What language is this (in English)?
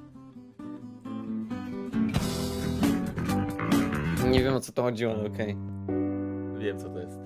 Polish